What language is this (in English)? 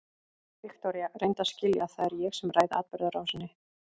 Icelandic